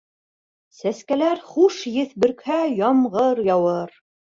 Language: Bashkir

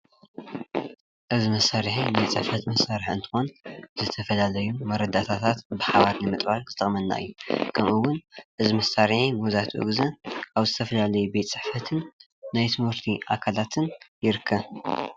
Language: Tigrinya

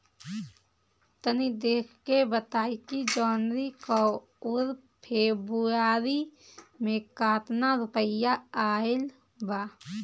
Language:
Bhojpuri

